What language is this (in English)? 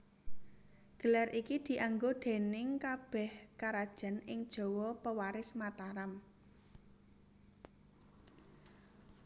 Javanese